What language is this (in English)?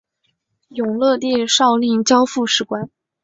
Chinese